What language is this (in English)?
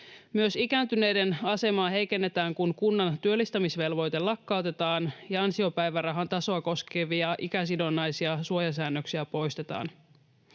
Finnish